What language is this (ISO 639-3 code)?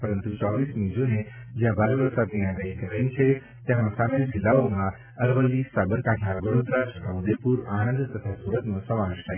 guj